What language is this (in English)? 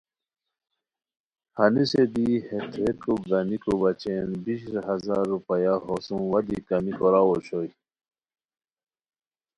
Khowar